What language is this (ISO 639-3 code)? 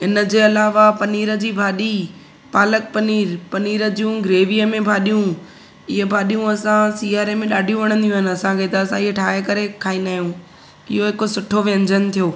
snd